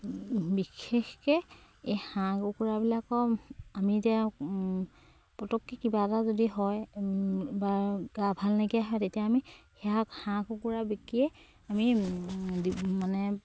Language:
Assamese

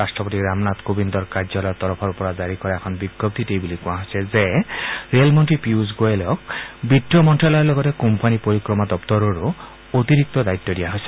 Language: Assamese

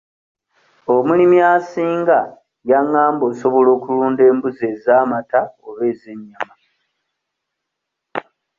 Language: Ganda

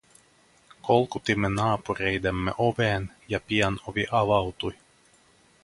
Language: Finnish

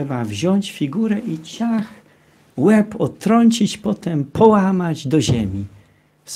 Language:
Polish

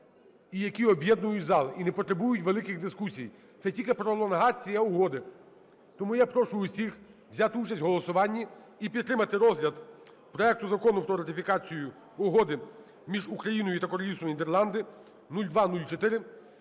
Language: Ukrainian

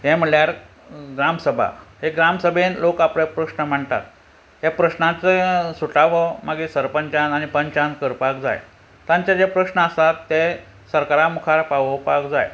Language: Konkani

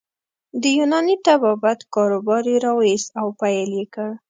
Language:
Pashto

